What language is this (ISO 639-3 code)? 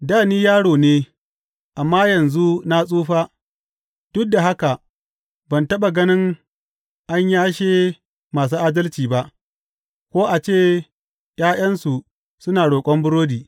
hau